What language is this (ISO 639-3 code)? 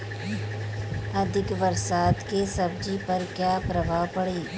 bho